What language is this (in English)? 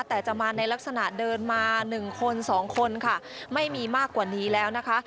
Thai